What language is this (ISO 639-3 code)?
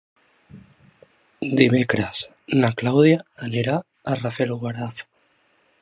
cat